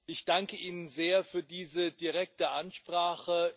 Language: German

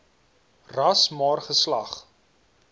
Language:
Afrikaans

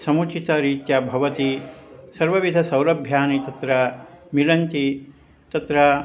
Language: Sanskrit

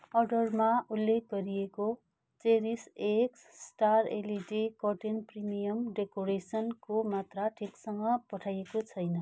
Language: Nepali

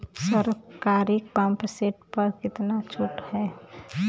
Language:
Bhojpuri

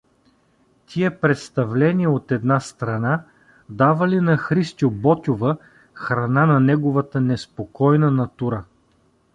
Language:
Bulgarian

